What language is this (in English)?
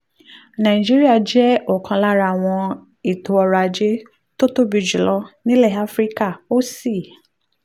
Yoruba